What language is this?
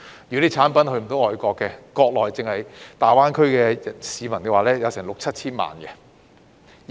Cantonese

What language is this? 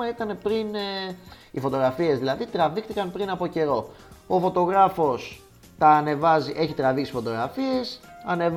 Greek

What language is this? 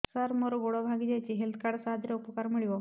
Odia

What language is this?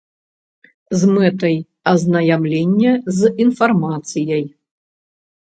Belarusian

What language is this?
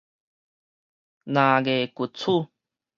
Min Nan Chinese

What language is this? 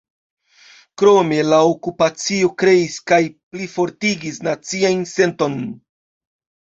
Esperanto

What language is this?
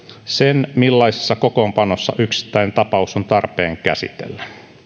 Finnish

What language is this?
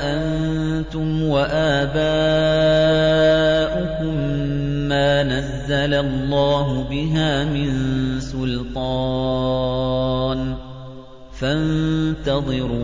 Arabic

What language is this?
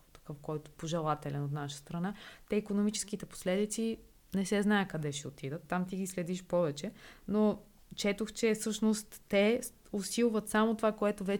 Bulgarian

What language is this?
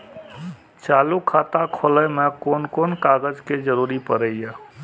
Maithili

